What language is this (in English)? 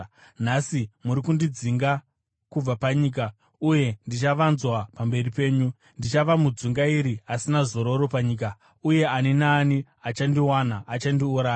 Shona